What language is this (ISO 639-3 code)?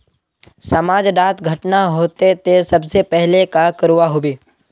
mag